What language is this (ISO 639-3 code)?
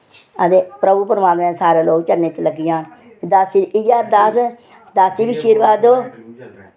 doi